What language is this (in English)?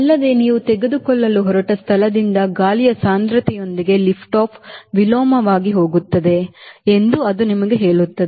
Kannada